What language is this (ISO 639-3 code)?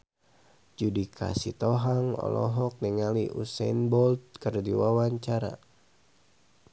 sun